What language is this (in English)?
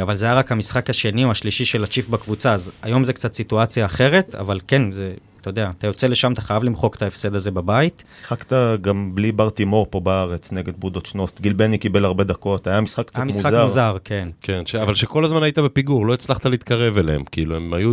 Hebrew